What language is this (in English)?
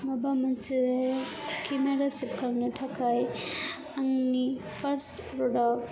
Bodo